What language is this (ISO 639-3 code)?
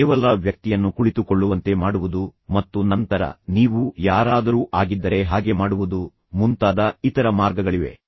kan